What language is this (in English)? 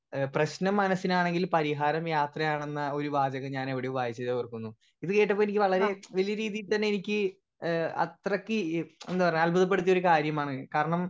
Malayalam